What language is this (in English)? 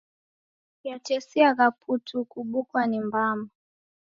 Taita